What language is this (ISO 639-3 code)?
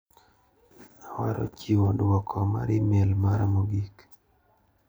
luo